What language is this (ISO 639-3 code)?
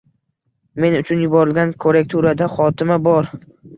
uzb